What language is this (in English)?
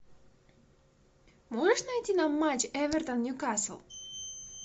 Russian